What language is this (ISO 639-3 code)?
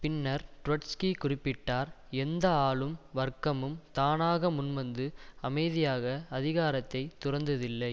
tam